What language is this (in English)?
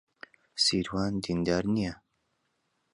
Central Kurdish